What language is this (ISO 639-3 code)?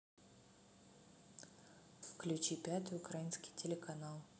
rus